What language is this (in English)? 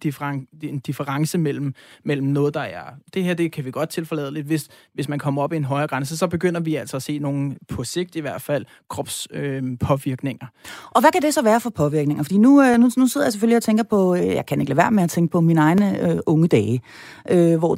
Danish